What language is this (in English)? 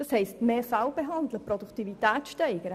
Swiss German